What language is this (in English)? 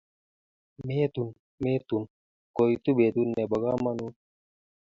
Kalenjin